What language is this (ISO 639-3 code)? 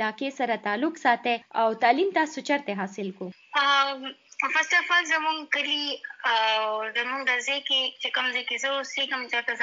urd